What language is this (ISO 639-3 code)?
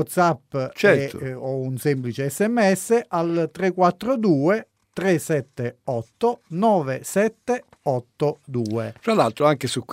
ita